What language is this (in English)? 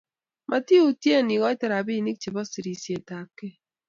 Kalenjin